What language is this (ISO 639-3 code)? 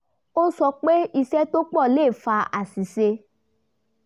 yor